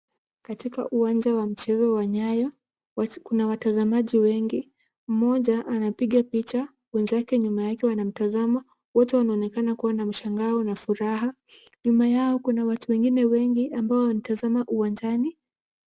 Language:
Swahili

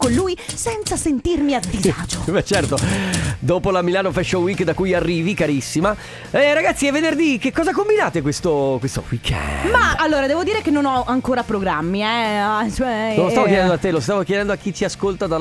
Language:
Italian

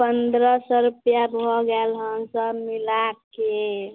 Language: Maithili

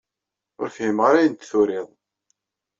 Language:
Kabyle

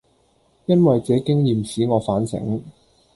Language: Cantonese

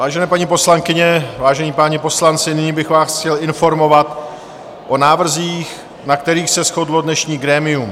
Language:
Czech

